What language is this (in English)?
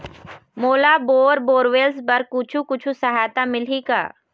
Chhattisgarhi